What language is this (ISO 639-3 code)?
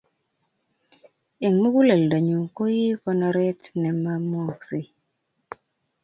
kln